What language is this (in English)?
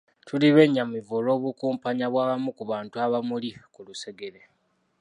Ganda